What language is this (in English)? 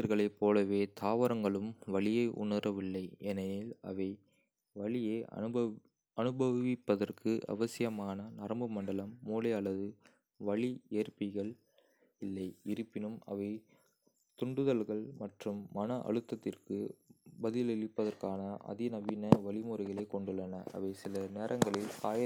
Kota (India)